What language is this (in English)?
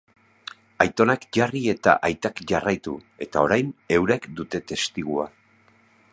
Basque